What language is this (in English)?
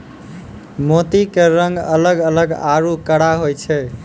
Maithili